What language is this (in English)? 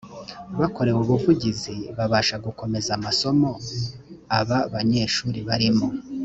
Kinyarwanda